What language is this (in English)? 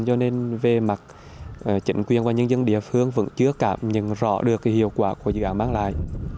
Vietnamese